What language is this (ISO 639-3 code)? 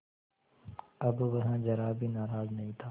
hin